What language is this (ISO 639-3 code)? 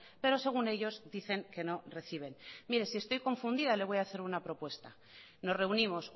spa